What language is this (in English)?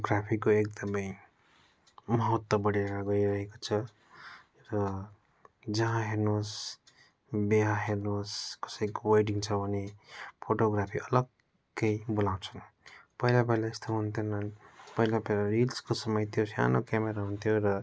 Nepali